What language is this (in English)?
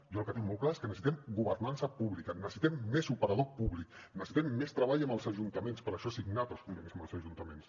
Catalan